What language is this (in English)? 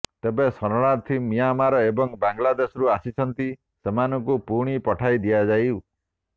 Odia